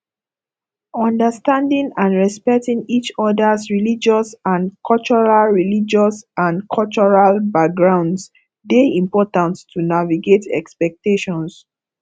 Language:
Nigerian Pidgin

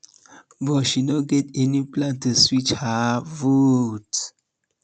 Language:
Nigerian Pidgin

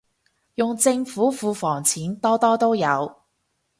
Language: Cantonese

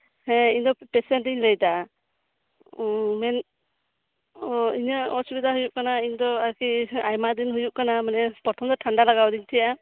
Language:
Santali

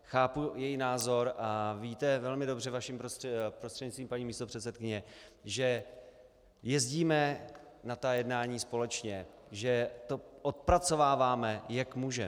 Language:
Czech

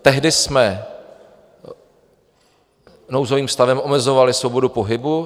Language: Czech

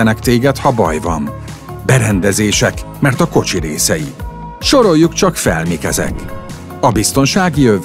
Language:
Hungarian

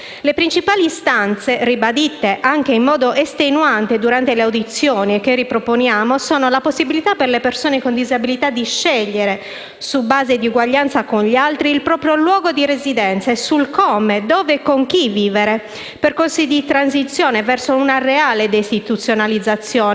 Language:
Italian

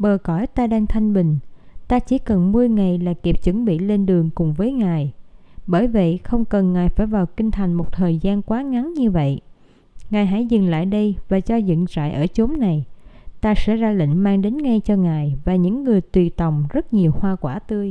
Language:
Vietnamese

